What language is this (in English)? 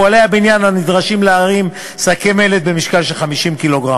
Hebrew